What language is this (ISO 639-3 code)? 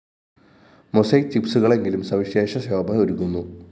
mal